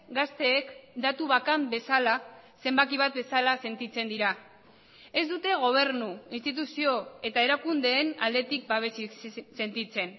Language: Basque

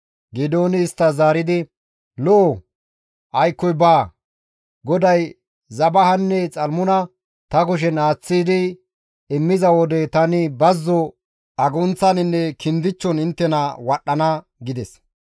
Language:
Gamo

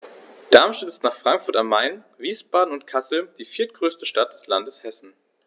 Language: German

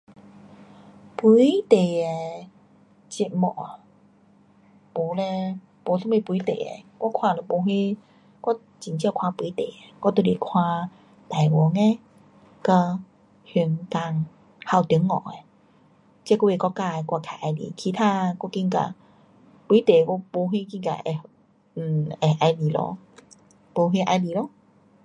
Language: Pu-Xian Chinese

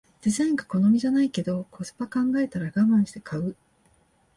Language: Japanese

